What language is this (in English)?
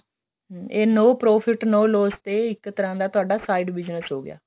Punjabi